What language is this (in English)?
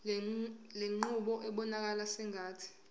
Zulu